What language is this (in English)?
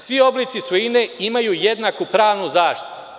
Serbian